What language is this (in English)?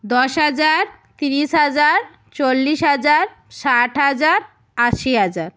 Bangla